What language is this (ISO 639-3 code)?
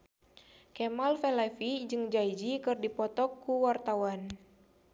sun